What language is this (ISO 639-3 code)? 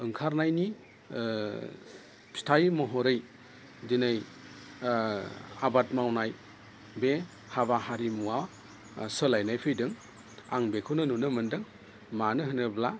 brx